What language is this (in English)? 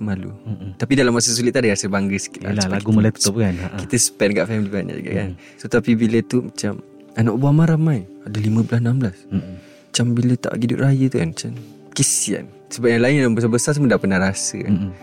Malay